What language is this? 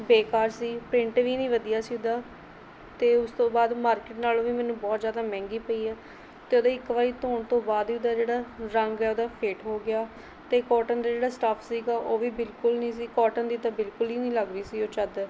Punjabi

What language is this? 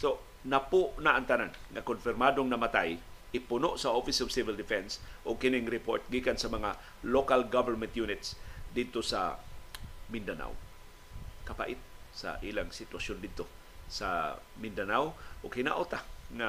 Filipino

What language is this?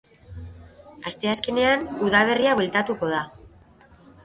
Basque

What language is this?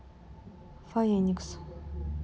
Russian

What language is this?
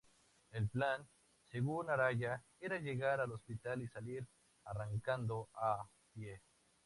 Spanish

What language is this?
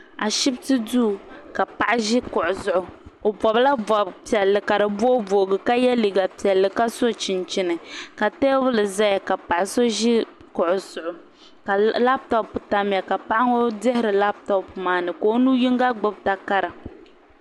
Dagbani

